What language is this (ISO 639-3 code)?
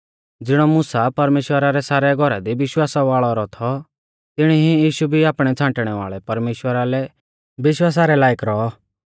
bfz